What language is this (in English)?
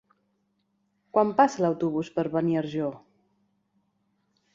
Catalan